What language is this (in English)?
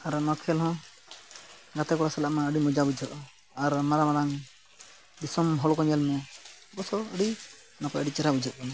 Santali